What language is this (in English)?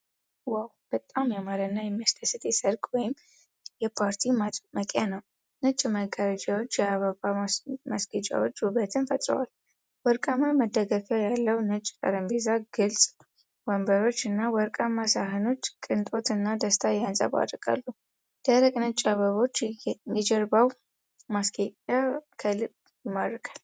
Amharic